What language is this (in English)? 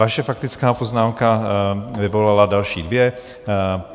Czech